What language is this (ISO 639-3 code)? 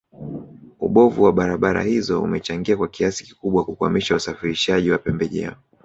swa